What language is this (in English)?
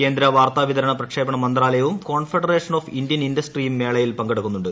Malayalam